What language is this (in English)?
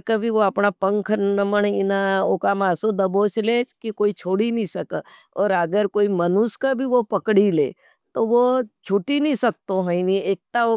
Nimadi